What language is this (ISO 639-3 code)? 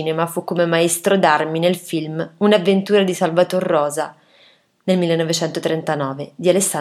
ita